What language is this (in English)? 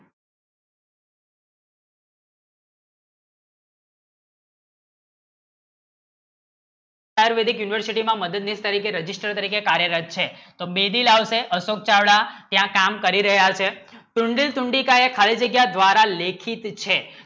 Gujarati